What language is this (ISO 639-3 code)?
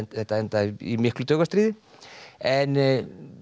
isl